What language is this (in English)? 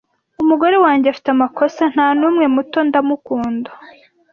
Kinyarwanda